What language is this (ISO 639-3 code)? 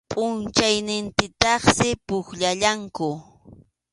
qxu